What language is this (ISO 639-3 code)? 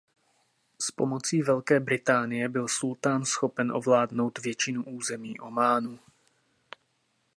ces